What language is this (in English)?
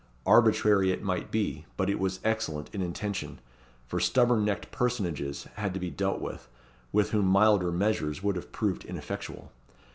English